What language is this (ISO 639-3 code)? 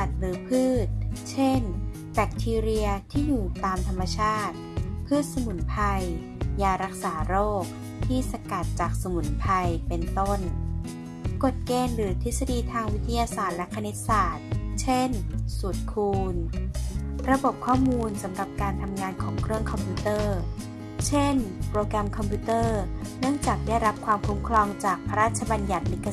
tha